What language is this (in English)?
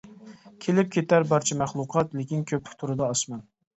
Uyghur